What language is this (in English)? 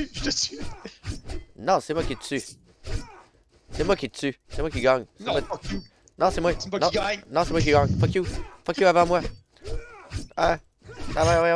French